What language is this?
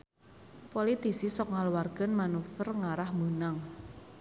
Sundanese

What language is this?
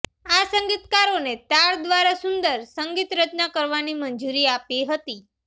Gujarati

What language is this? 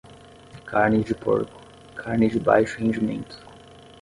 Portuguese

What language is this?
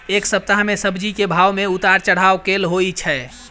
Maithili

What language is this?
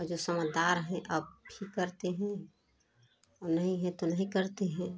Hindi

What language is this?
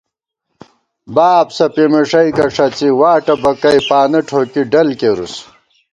Gawar-Bati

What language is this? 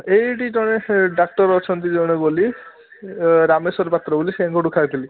Odia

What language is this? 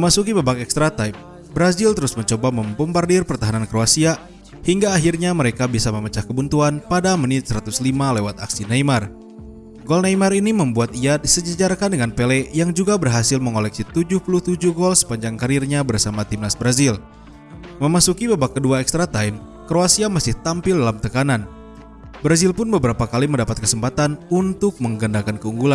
Indonesian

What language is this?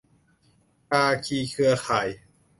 Thai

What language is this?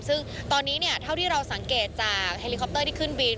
Thai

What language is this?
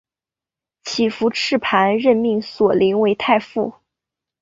Chinese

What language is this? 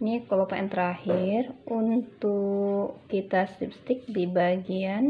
Indonesian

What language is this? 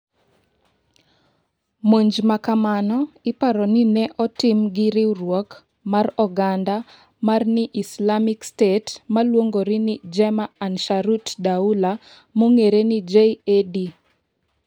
Luo (Kenya and Tanzania)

